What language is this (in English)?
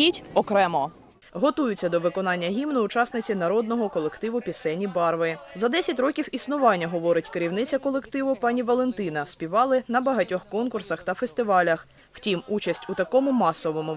Ukrainian